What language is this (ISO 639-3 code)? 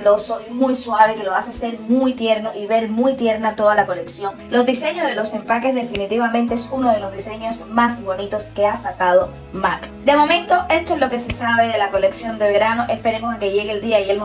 spa